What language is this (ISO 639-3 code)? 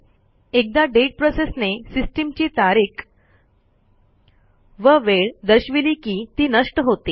mar